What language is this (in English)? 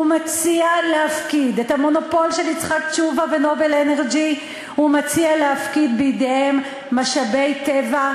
Hebrew